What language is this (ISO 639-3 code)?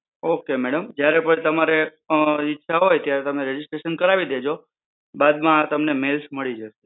guj